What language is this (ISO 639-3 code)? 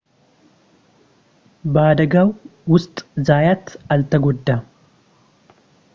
amh